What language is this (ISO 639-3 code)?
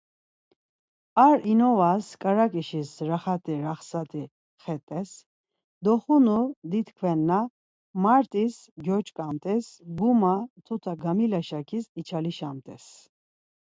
lzz